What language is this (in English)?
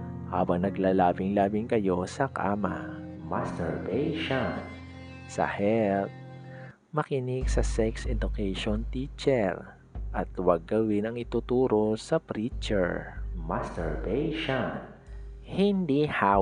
Filipino